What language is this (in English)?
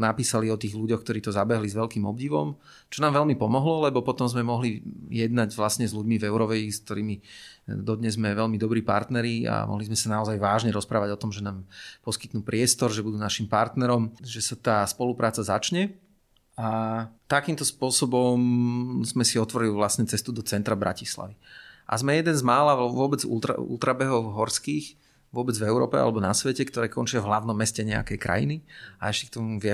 Slovak